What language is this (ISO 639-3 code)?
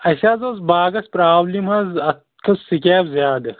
kas